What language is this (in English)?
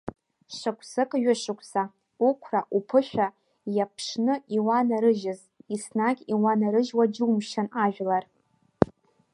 Abkhazian